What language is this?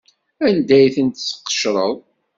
Kabyle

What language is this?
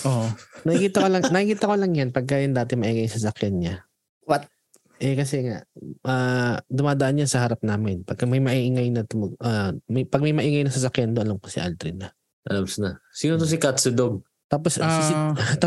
Filipino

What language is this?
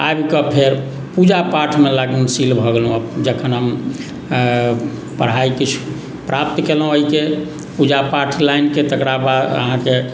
Maithili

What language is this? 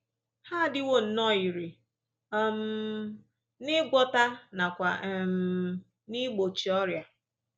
Igbo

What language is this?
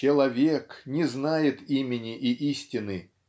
Russian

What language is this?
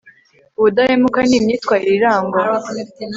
Kinyarwanda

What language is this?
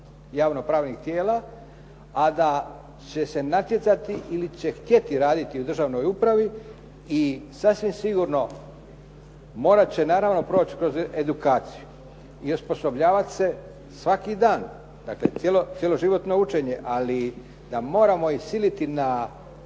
Croatian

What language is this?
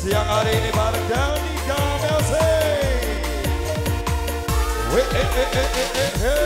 Indonesian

